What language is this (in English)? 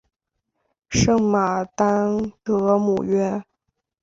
Chinese